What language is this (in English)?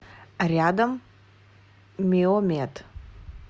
Russian